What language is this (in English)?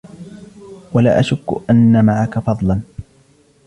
Arabic